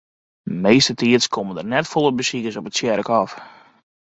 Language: Western Frisian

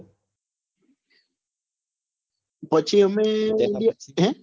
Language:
Gujarati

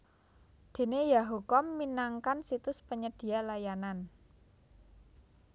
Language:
Javanese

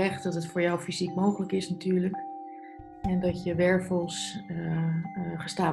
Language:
Dutch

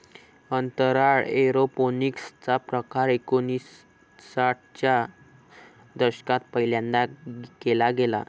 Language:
Marathi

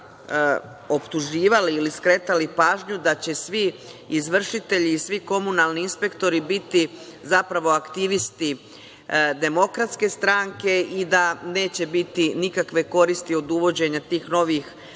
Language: Serbian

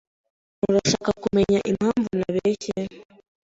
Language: Kinyarwanda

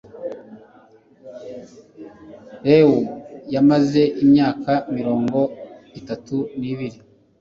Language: Kinyarwanda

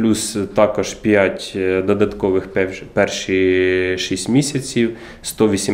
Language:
Ukrainian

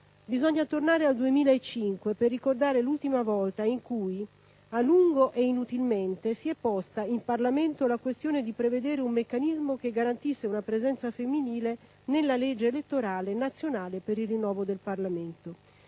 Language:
Italian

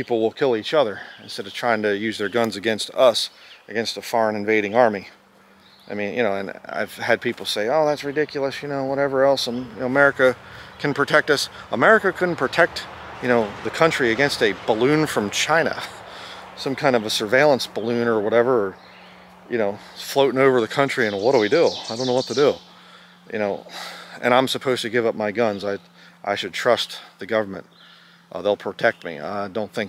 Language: English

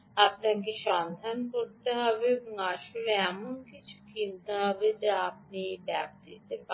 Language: Bangla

